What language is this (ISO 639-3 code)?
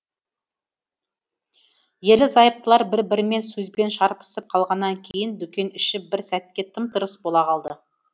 kaz